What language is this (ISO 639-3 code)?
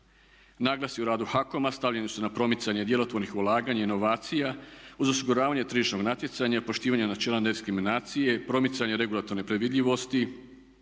hrv